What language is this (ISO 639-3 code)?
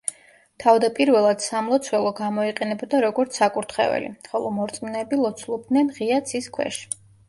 kat